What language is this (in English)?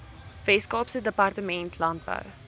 Afrikaans